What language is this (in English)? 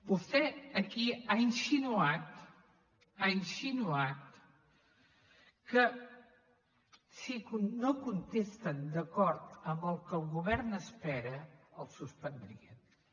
Catalan